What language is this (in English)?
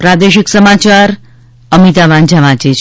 Gujarati